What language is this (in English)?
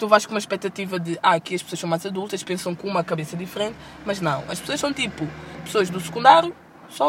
Portuguese